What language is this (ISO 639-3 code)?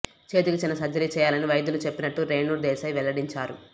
tel